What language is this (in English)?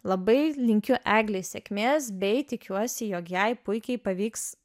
Lithuanian